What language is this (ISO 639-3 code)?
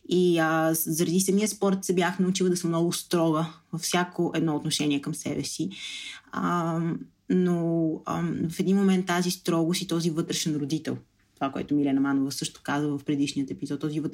bul